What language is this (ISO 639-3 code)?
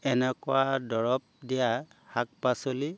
asm